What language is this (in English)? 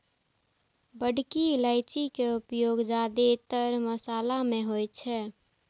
Maithili